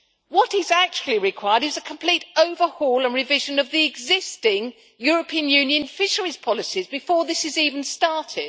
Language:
English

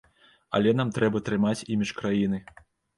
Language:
Belarusian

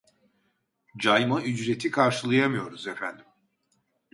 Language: Turkish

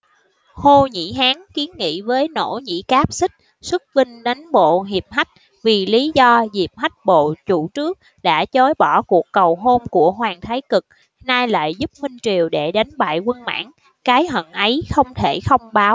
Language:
Vietnamese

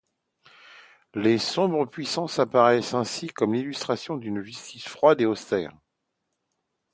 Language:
French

